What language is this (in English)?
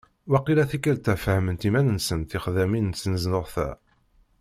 Kabyle